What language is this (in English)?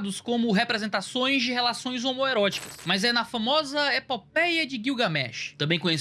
Portuguese